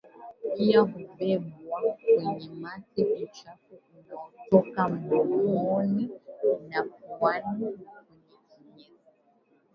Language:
Swahili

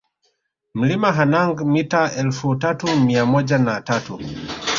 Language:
Swahili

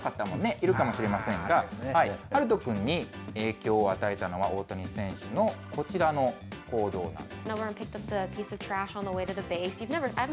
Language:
Japanese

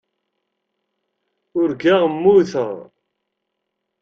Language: Kabyle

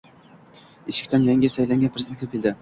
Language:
Uzbek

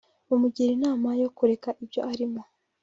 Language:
Kinyarwanda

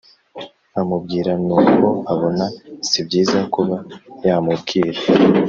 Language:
Kinyarwanda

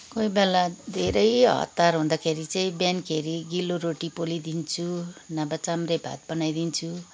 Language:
Nepali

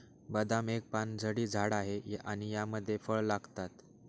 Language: Marathi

